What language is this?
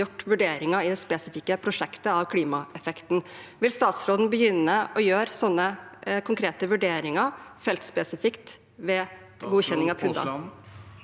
Norwegian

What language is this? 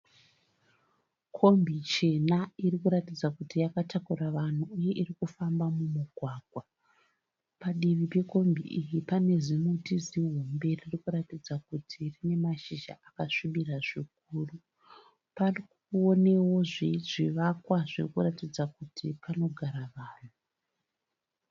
Shona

